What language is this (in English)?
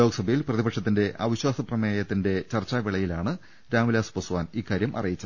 Malayalam